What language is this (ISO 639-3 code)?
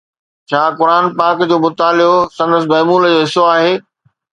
snd